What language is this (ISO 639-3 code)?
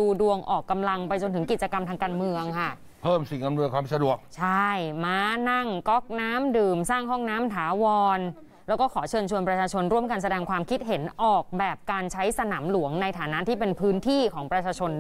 tha